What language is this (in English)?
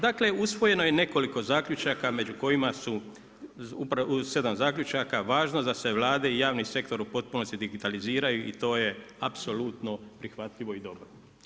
Croatian